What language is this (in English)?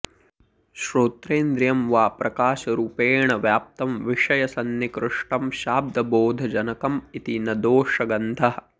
Sanskrit